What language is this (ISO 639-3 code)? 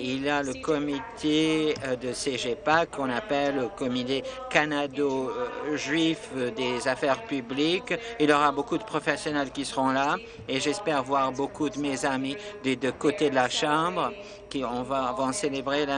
fra